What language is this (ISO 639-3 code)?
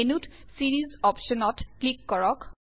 asm